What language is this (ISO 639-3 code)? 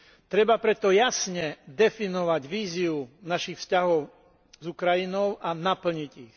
slk